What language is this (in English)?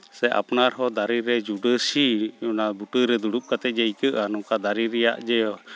Santali